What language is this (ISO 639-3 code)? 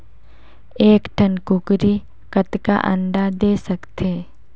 hne